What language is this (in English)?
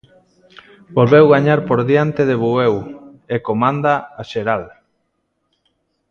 Galician